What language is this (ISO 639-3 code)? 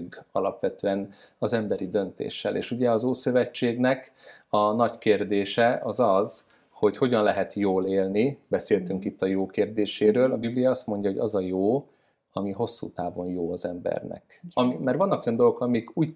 hun